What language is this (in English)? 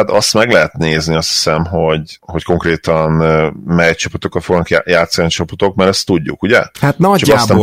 Hungarian